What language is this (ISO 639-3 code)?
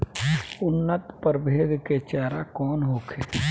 bho